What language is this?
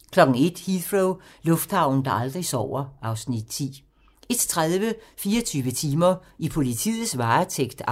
Danish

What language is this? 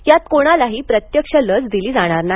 Marathi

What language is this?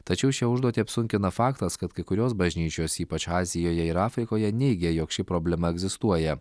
Lithuanian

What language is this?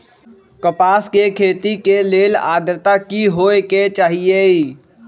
Magahi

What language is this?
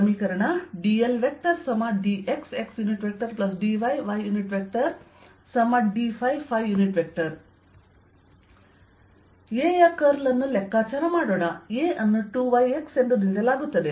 Kannada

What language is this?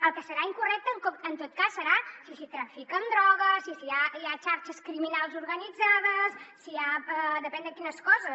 Catalan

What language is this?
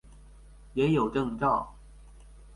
Chinese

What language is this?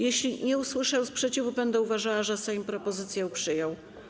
Polish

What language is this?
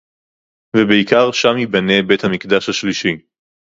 Hebrew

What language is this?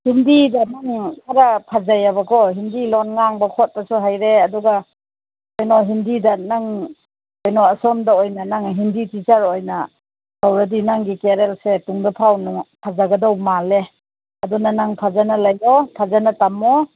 Manipuri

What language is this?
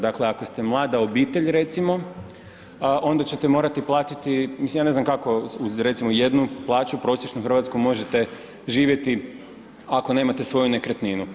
Croatian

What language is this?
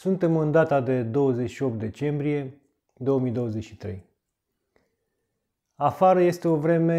Romanian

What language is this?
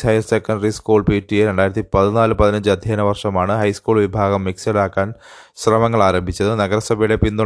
Malayalam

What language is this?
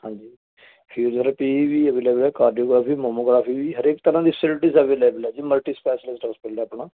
Punjabi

